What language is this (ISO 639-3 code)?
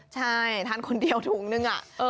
tha